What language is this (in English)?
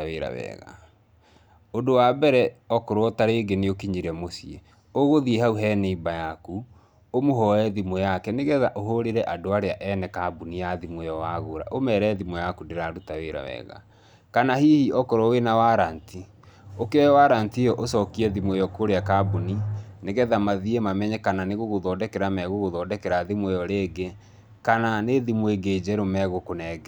Kikuyu